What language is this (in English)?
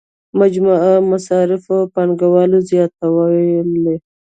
Pashto